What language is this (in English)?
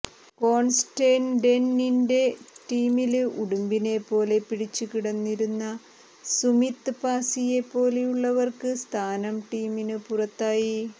Malayalam